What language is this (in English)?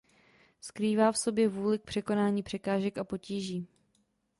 Czech